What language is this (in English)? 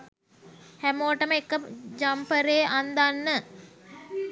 Sinhala